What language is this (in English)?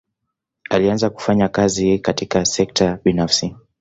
Swahili